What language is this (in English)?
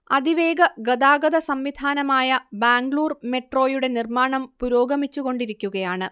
Malayalam